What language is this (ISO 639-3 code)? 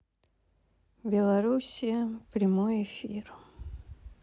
rus